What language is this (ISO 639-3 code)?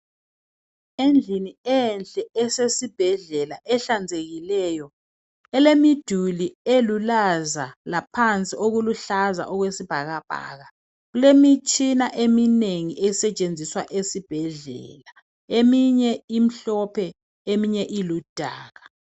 nde